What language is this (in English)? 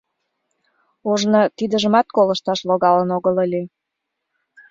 Mari